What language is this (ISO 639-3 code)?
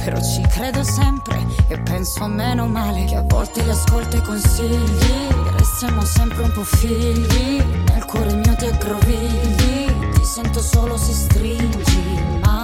ita